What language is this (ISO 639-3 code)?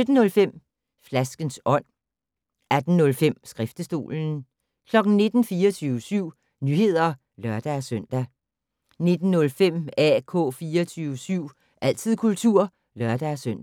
dan